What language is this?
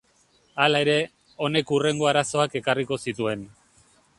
Basque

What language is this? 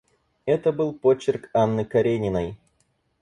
Russian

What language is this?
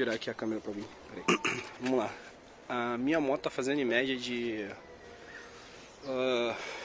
Portuguese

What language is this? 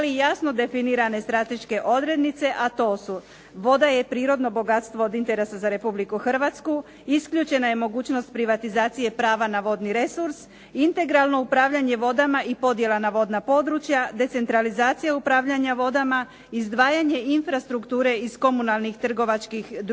Croatian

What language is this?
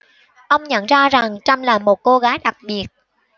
Vietnamese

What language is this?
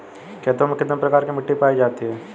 Hindi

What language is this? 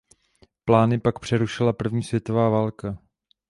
Czech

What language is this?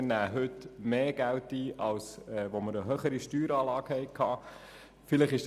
Swiss German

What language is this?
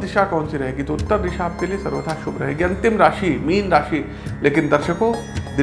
Hindi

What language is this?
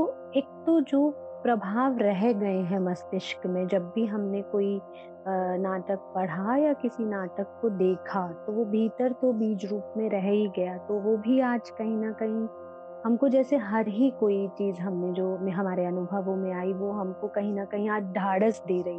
Hindi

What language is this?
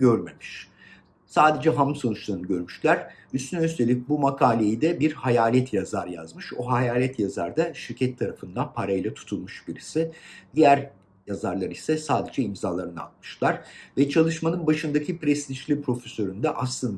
Turkish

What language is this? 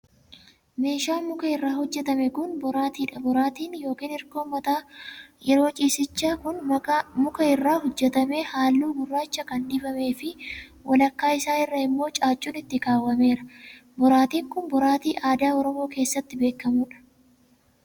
Oromo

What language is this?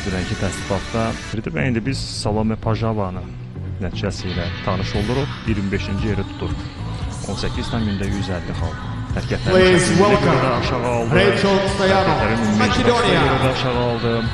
Turkish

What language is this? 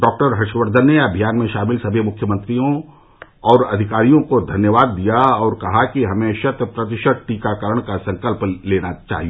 Hindi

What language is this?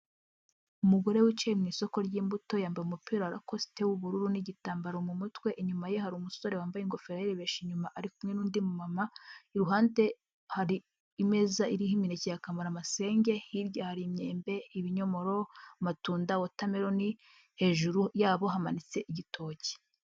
Kinyarwanda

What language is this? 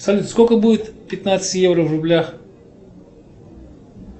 Russian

